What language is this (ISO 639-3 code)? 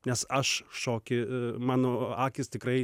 lit